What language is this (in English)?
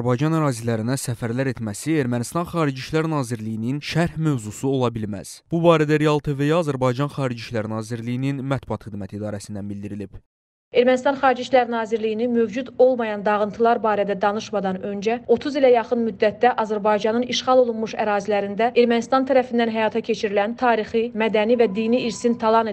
Turkish